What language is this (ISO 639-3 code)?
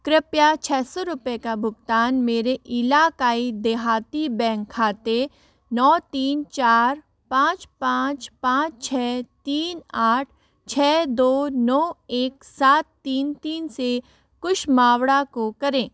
hin